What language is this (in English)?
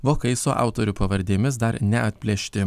Lithuanian